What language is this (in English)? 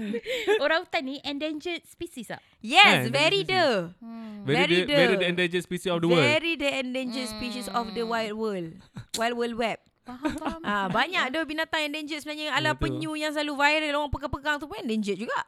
Malay